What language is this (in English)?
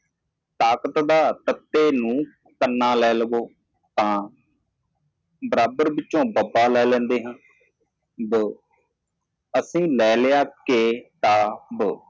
Punjabi